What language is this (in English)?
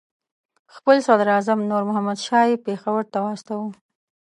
Pashto